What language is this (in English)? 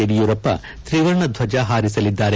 Kannada